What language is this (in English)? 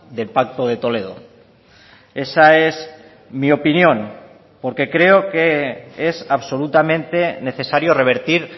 Spanish